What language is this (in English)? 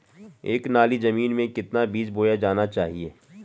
Hindi